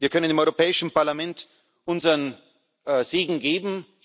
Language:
German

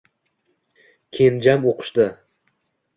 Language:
Uzbek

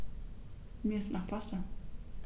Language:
German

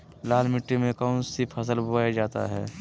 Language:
Magahi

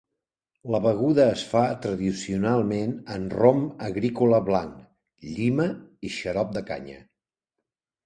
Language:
Catalan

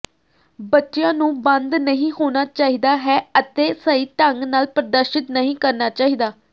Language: Punjabi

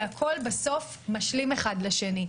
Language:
Hebrew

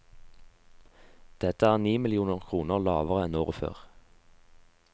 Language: Norwegian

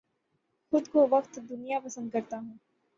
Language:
Urdu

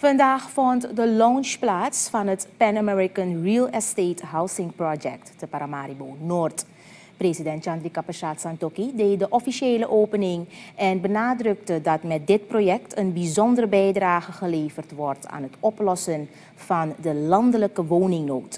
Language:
Dutch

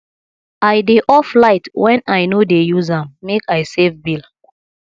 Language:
Nigerian Pidgin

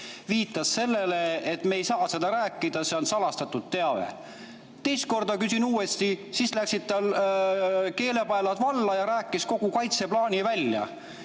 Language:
Estonian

